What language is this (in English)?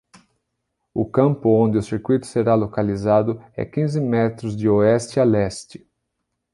Portuguese